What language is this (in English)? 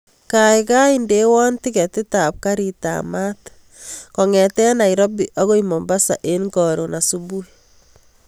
Kalenjin